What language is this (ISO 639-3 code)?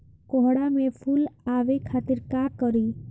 bho